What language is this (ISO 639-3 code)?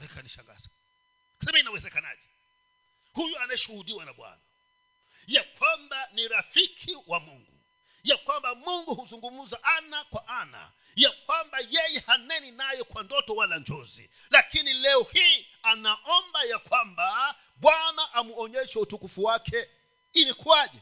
swa